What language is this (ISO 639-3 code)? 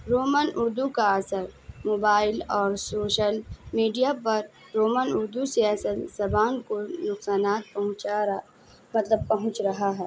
urd